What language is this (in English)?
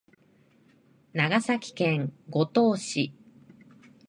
Japanese